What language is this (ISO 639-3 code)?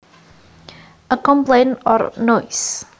jav